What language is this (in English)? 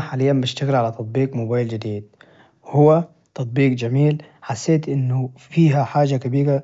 Najdi Arabic